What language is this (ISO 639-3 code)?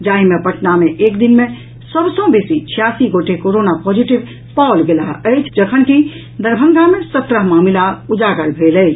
mai